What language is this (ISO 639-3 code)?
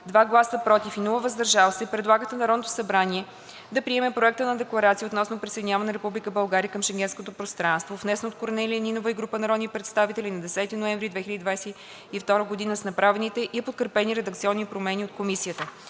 bul